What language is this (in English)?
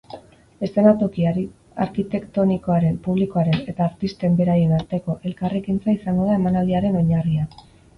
Basque